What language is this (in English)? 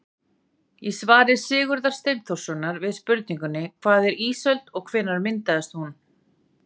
Icelandic